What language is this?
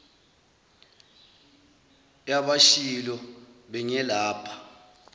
Zulu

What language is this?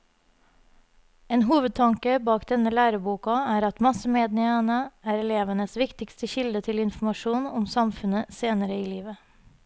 Norwegian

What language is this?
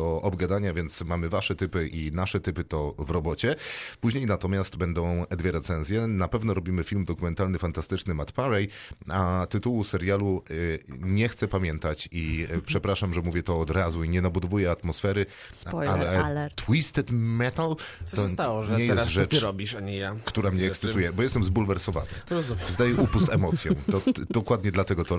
Polish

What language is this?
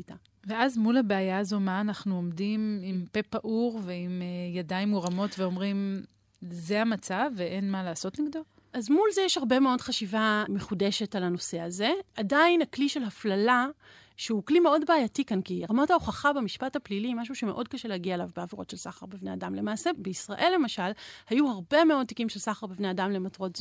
Hebrew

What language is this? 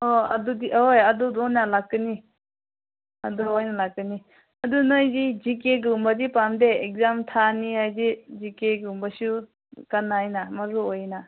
Manipuri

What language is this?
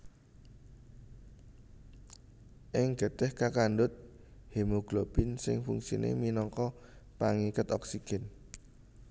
Javanese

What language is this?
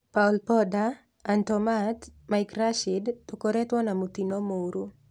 Kikuyu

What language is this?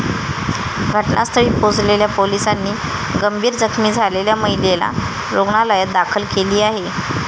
Marathi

